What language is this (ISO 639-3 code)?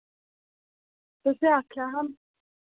doi